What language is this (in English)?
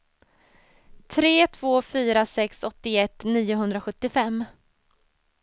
Swedish